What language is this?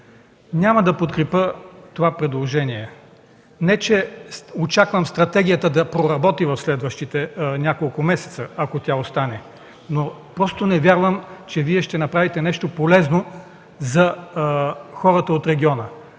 Bulgarian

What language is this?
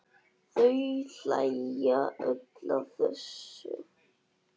Icelandic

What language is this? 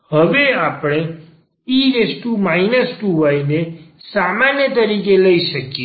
Gujarati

